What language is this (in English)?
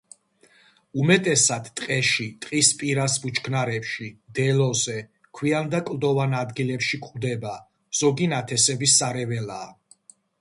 Georgian